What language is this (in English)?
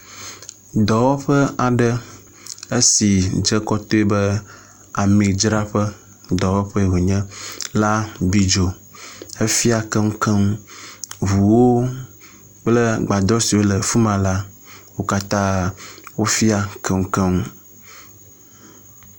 Ewe